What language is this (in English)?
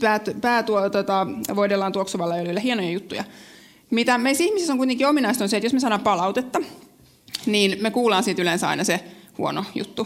Finnish